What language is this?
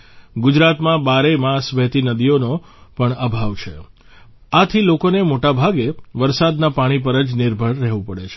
Gujarati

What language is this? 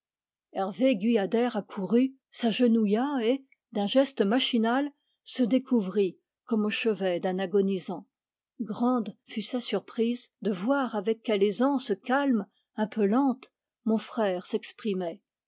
French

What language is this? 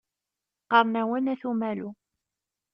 Kabyle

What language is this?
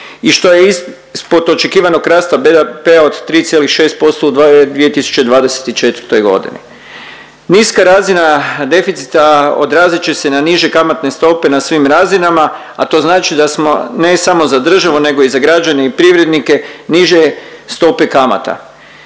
Croatian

